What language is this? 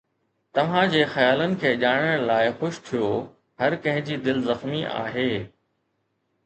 Sindhi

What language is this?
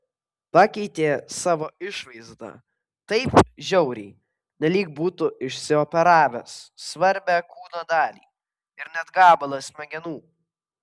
Lithuanian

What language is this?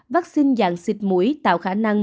Vietnamese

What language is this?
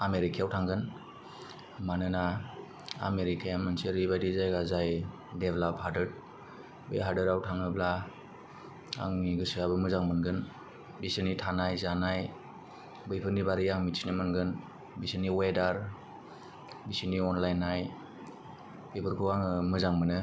Bodo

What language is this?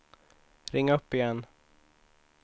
Swedish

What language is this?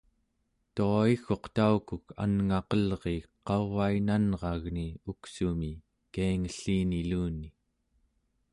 Central Yupik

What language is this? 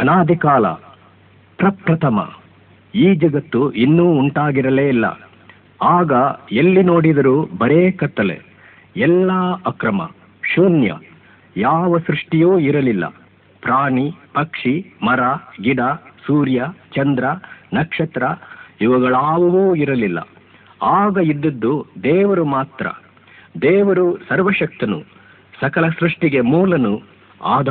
Kannada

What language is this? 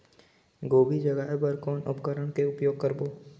Chhattisgarhi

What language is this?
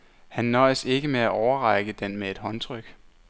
Danish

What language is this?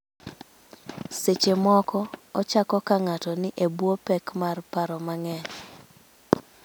Luo (Kenya and Tanzania)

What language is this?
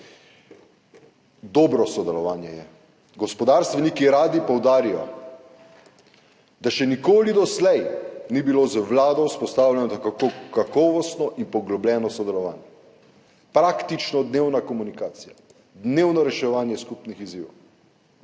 Slovenian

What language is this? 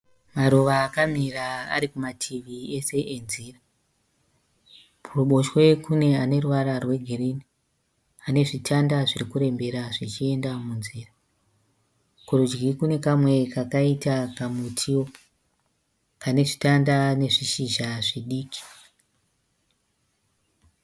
Shona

